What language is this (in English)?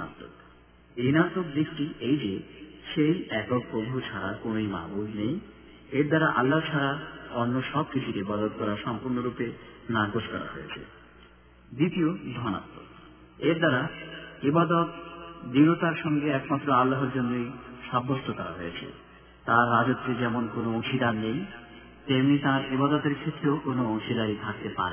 Bangla